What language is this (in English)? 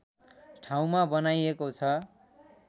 Nepali